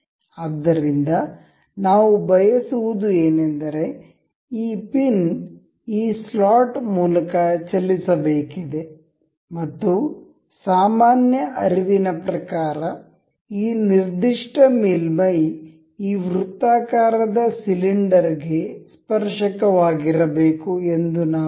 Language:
Kannada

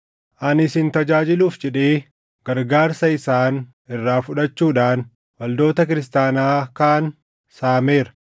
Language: Oromo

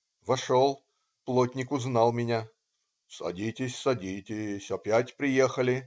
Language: Russian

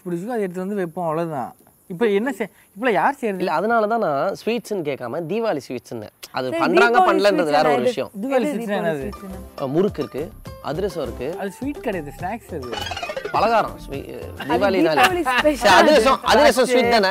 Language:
Tamil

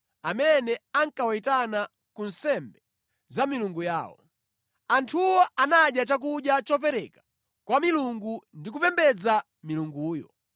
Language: Nyanja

